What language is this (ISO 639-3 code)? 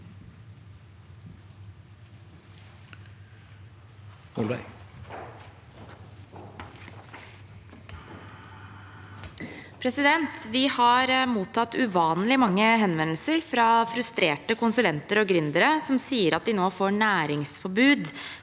nor